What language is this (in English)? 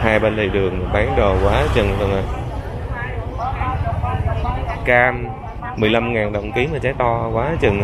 Vietnamese